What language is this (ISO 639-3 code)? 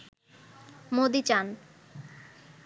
ben